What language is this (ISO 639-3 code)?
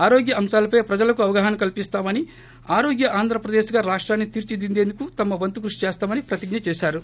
tel